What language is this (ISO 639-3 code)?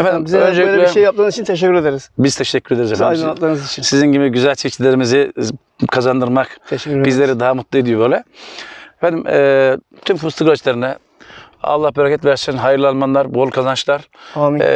tur